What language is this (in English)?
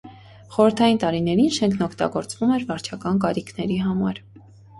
Armenian